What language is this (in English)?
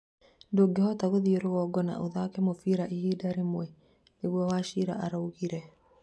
Kikuyu